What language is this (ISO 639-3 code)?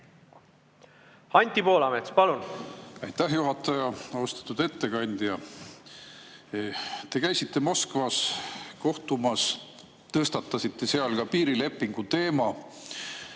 est